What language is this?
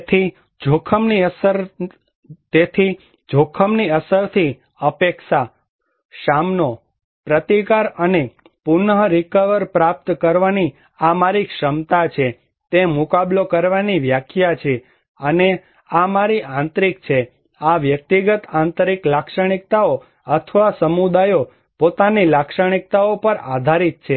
Gujarati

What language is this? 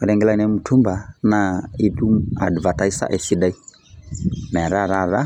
Masai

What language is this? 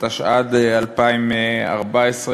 Hebrew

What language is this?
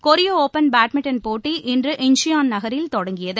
Tamil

